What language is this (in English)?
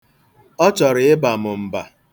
Igbo